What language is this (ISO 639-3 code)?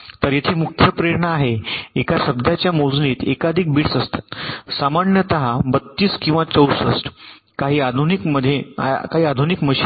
mar